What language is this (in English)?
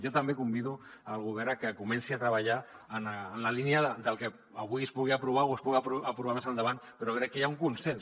Catalan